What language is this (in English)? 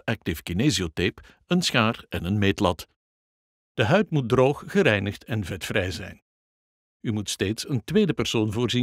Dutch